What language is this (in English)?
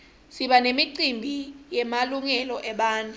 Swati